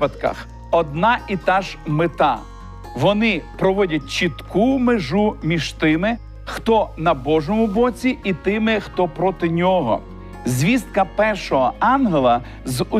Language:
Ukrainian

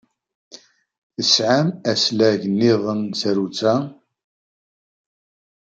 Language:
Kabyle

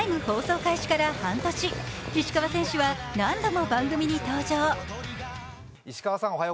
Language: Japanese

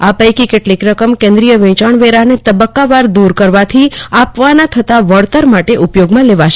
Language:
Gujarati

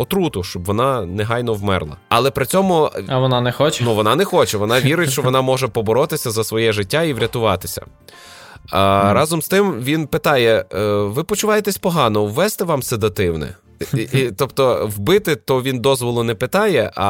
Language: Ukrainian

